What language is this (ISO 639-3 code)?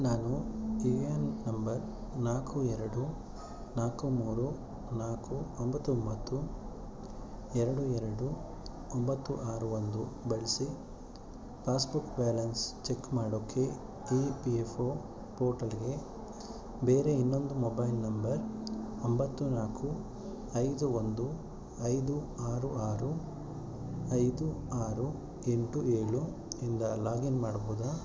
kan